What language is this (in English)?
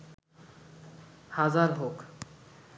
Bangla